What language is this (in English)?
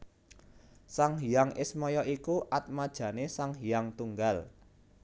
Javanese